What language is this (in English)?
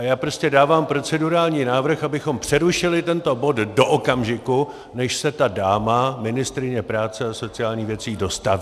Czech